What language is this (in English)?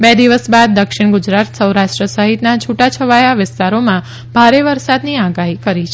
Gujarati